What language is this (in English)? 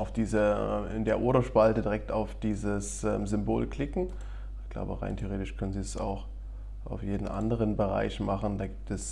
German